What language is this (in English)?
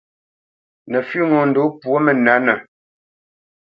Bamenyam